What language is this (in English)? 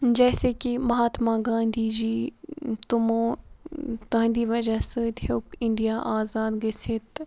Kashmiri